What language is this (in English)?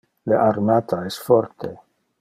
Interlingua